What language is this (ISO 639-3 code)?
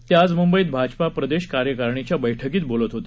mar